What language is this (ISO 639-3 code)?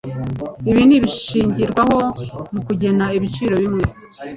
kin